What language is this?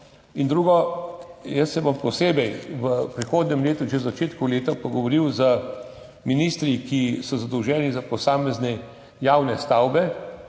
Slovenian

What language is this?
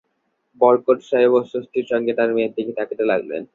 Bangla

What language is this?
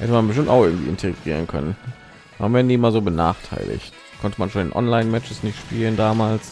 German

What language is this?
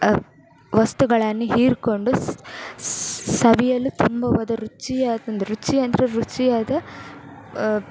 Kannada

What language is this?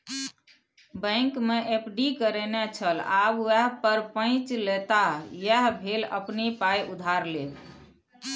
Maithili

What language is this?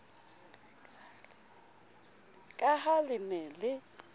Southern Sotho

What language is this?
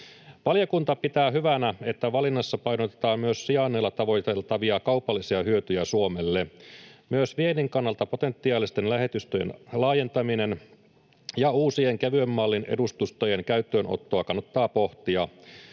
Finnish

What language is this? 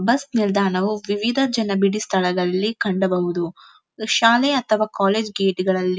Kannada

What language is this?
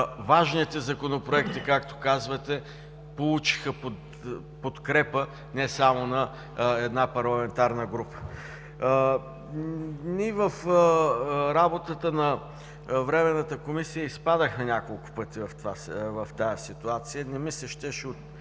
Bulgarian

